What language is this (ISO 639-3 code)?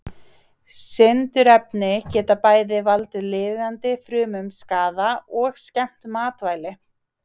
isl